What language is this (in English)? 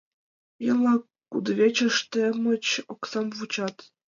Mari